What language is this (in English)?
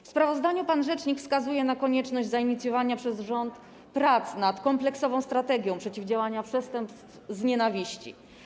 Polish